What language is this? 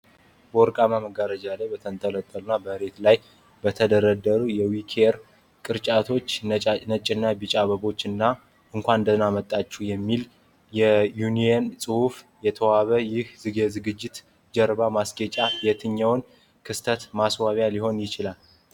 Amharic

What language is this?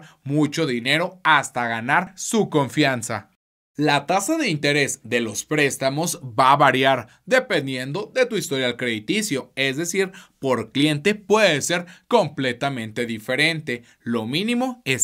Spanish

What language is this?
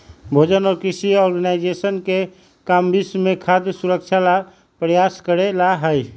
Magahi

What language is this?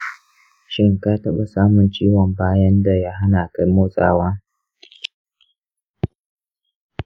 Hausa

